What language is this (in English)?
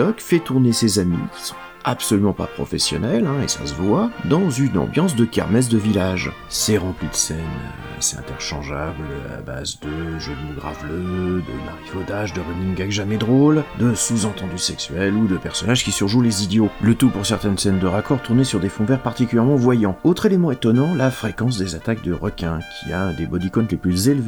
French